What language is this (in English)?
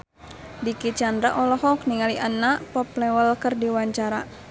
Sundanese